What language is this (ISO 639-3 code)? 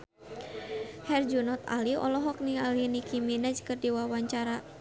sun